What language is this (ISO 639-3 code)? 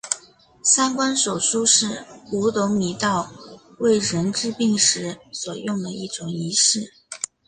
zho